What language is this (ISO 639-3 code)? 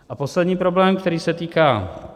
ces